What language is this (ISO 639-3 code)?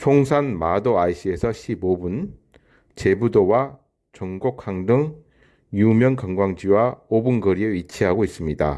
kor